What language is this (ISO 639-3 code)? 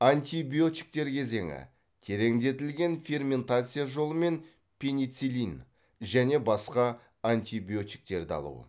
kaz